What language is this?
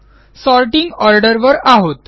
Marathi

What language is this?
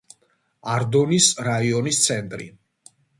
Georgian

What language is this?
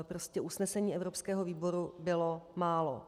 Czech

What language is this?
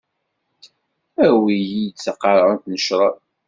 Kabyle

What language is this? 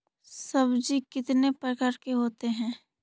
Magahi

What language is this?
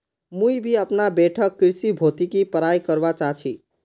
Magahi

